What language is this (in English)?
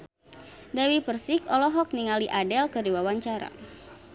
Sundanese